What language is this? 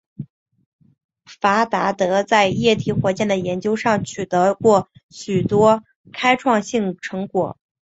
Chinese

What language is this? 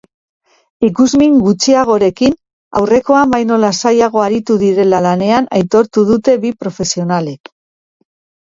Basque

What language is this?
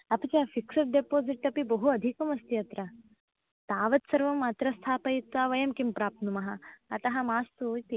Sanskrit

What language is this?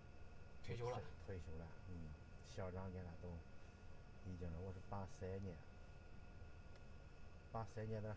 Chinese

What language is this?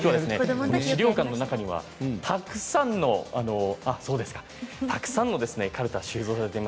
Japanese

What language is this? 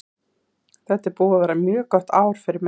Icelandic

